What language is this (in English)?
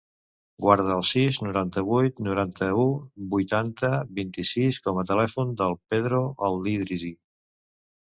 Catalan